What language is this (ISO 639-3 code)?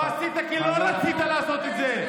heb